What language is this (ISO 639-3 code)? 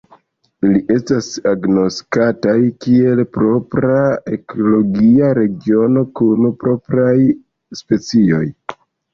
epo